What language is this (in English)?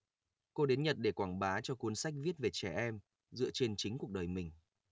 Vietnamese